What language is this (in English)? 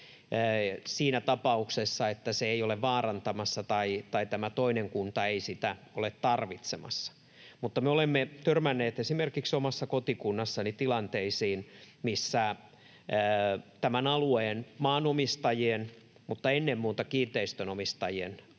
Finnish